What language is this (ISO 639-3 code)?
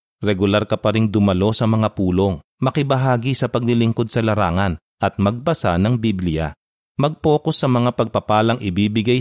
fil